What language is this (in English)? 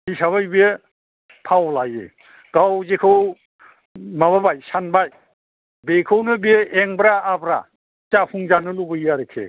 Bodo